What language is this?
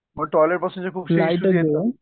Marathi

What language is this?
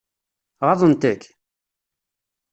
Kabyle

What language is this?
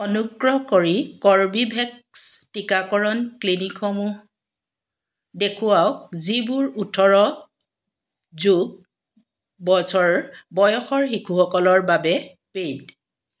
Assamese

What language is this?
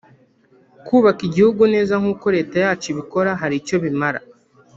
Kinyarwanda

